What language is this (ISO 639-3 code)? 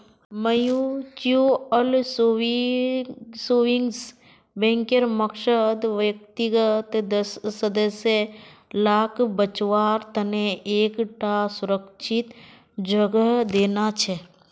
mag